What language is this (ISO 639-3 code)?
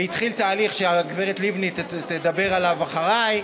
heb